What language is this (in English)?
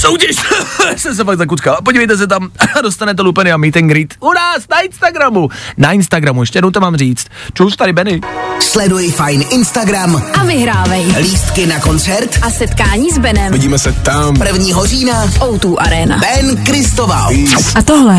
Czech